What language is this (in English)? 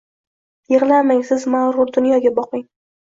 Uzbek